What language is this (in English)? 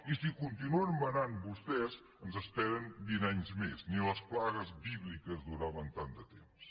Catalan